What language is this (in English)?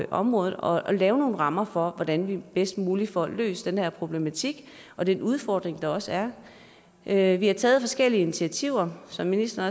Danish